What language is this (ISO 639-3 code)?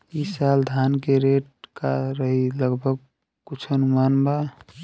bho